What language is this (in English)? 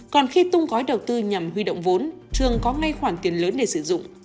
Vietnamese